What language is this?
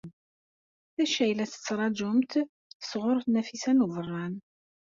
Kabyle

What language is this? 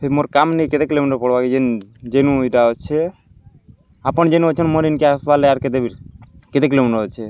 Odia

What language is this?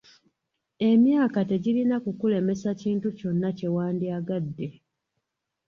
Ganda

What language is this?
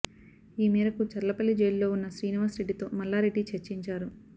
Telugu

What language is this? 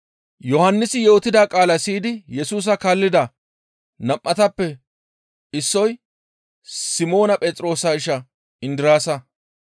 Gamo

